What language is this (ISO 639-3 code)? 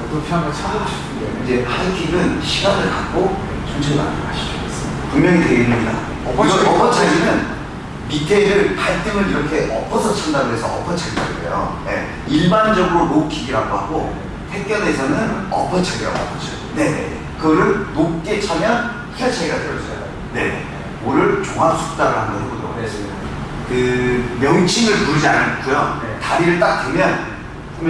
kor